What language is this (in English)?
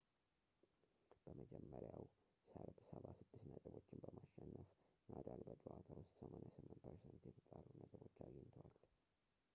Amharic